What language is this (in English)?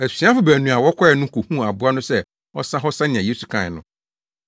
Akan